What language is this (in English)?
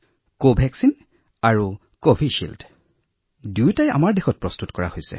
Assamese